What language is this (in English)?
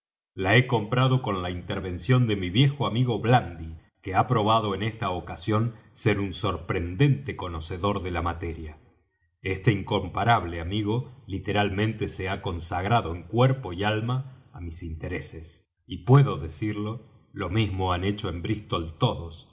Spanish